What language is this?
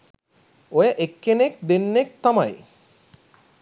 Sinhala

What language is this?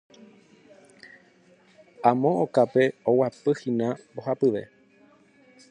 Guarani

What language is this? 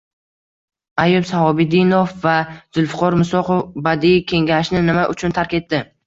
Uzbek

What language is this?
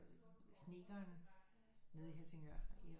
Danish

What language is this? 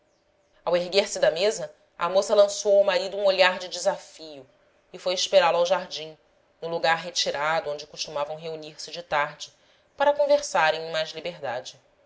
Portuguese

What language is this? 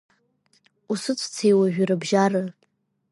Abkhazian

